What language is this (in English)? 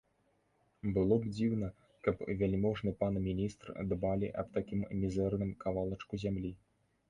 Belarusian